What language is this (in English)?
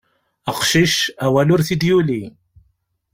Kabyle